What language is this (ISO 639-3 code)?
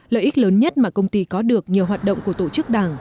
vie